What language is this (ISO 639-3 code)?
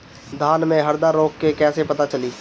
bho